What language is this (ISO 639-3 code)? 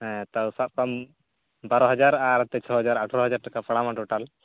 sat